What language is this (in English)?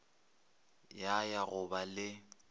Northern Sotho